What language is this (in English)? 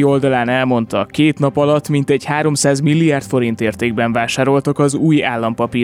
Hungarian